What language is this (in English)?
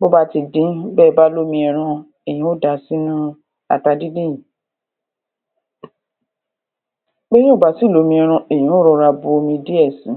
Yoruba